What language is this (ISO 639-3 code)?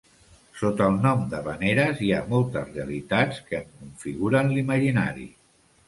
cat